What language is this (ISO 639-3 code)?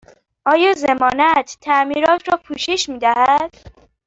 fas